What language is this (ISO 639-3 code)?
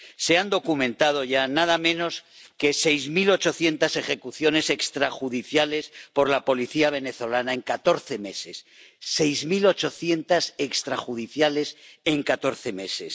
spa